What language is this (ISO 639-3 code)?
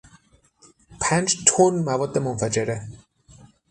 fas